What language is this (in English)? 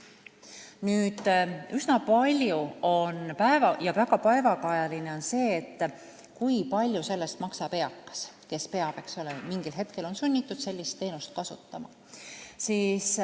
Estonian